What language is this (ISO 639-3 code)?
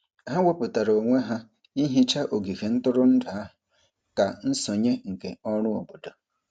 ibo